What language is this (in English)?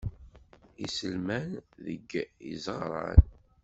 Kabyle